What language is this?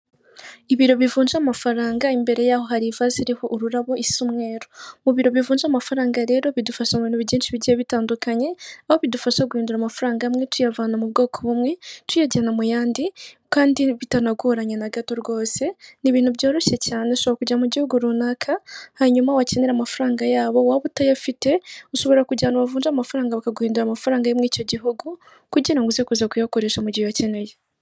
Kinyarwanda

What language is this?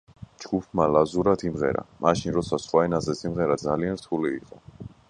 Georgian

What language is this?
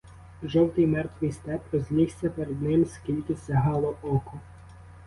Ukrainian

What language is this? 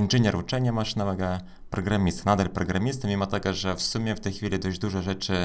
Polish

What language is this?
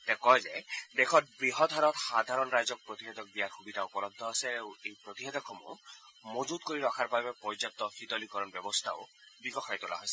Assamese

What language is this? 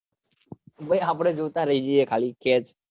Gujarati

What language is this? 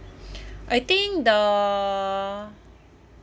English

